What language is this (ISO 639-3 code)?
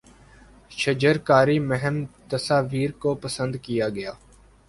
urd